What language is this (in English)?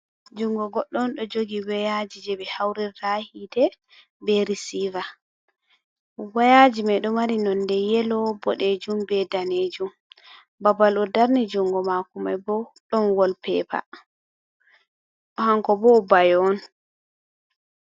Fula